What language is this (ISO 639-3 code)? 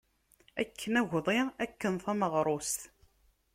kab